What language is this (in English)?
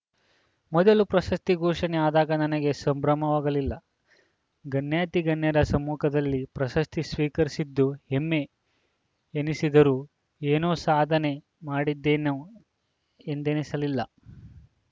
Kannada